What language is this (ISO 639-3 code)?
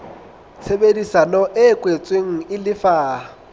sot